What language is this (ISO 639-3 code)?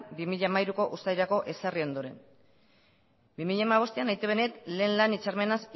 eus